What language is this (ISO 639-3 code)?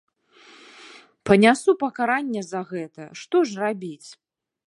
bel